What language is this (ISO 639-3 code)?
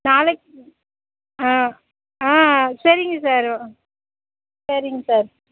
tam